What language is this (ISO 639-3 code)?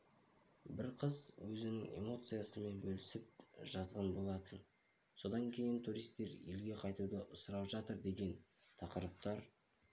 kaz